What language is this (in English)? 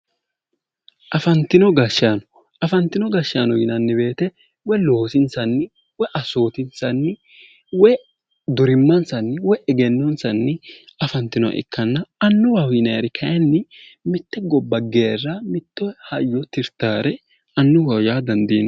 Sidamo